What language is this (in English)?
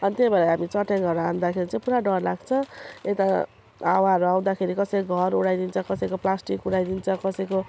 Nepali